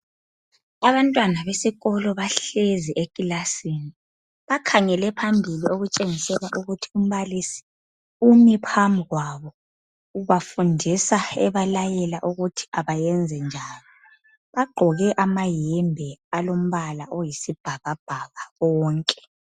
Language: North Ndebele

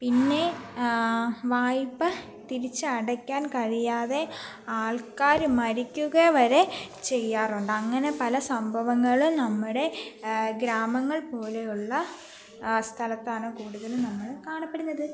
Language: Malayalam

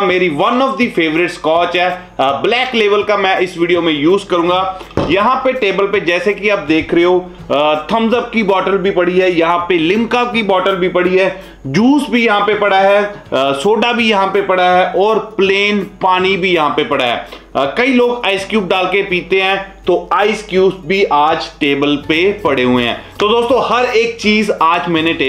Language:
Hindi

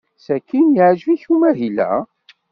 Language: Kabyle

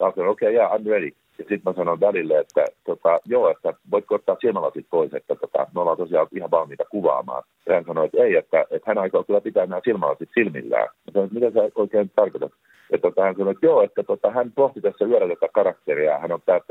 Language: Finnish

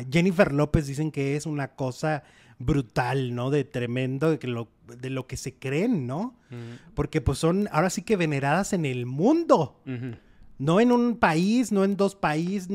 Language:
Spanish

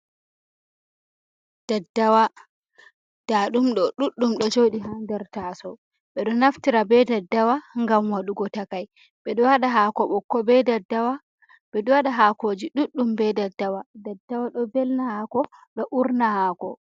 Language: Fula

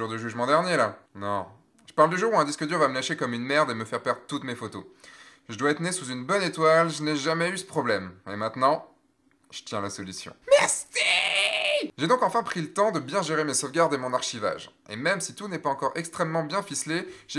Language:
French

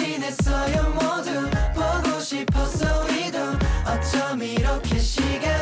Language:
Korean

